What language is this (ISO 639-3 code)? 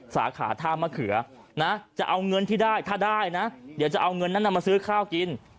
tha